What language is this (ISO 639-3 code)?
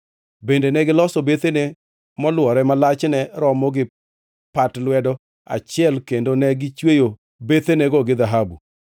luo